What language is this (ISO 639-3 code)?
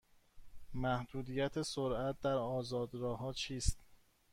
fas